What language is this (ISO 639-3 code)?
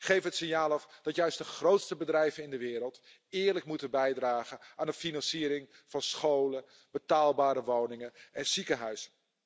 nld